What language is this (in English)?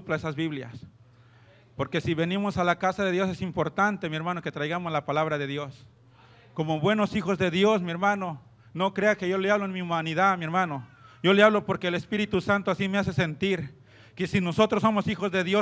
Spanish